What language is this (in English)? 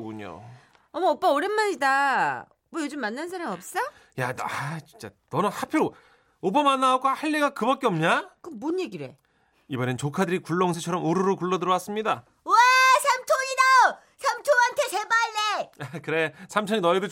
Korean